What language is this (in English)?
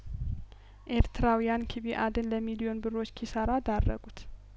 Amharic